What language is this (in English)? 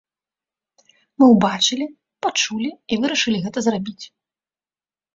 Belarusian